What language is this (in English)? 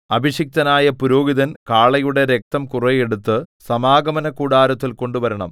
Malayalam